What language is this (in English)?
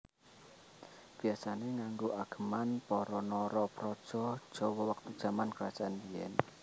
Javanese